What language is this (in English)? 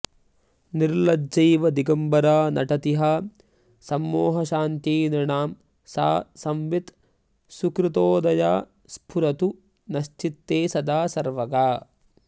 Sanskrit